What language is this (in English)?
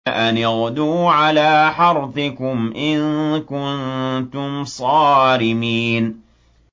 Arabic